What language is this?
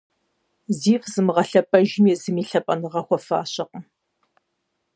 Kabardian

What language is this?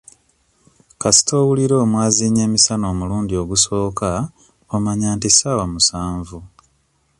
Ganda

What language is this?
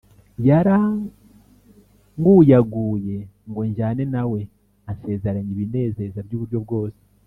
Kinyarwanda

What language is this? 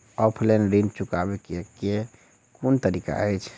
Maithili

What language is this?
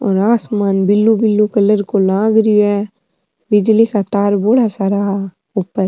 Rajasthani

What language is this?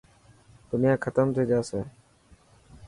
Dhatki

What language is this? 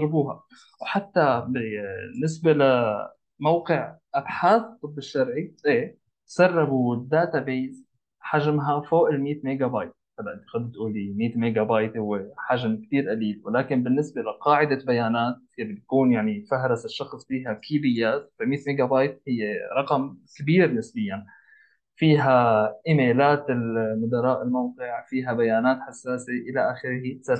Arabic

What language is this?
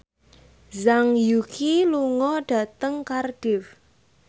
Javanese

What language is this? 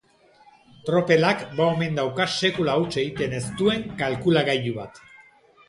Basque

